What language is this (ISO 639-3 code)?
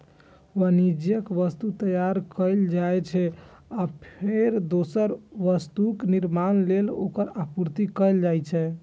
mai